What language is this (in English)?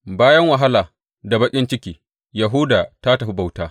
Hausa